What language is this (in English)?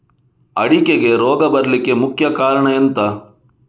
Kannada